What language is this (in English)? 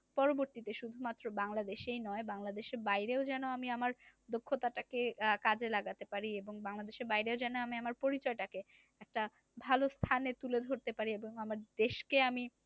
Bangla